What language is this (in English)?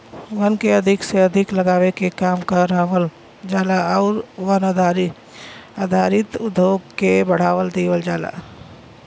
Bhojpuri